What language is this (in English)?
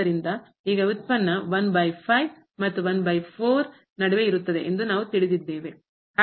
Kannada